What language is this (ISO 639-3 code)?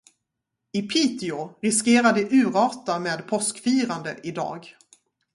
swe